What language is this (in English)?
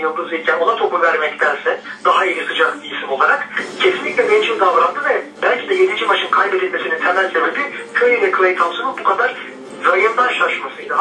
Turkish